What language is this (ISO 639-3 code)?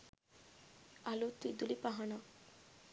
sin